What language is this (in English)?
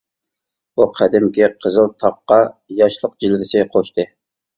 Uyghur